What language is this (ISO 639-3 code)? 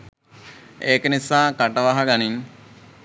sin